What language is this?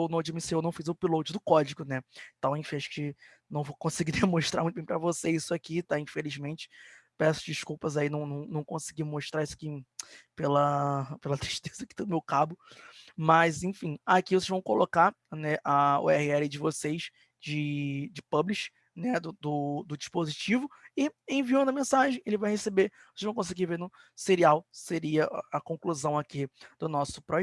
Portuguese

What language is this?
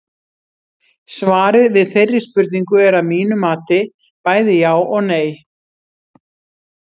Icelandic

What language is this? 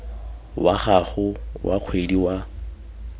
Tswana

